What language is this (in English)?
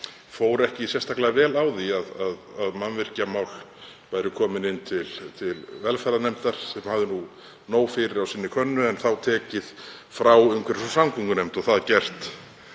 Icelandic